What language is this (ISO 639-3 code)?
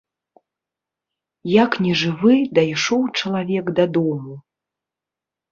bel